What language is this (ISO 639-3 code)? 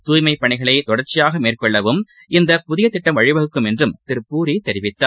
tam